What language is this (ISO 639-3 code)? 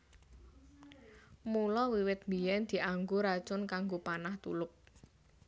jav